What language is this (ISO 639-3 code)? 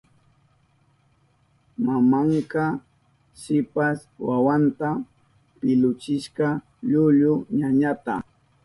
qup